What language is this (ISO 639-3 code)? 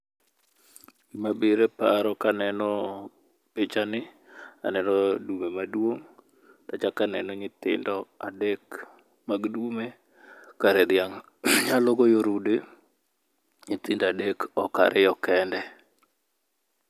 luo